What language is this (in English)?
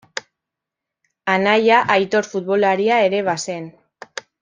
Basque